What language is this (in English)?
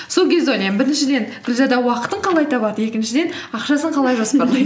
Kazakh